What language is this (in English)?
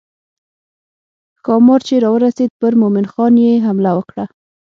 Pashto